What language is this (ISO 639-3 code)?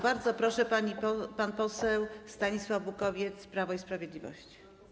pol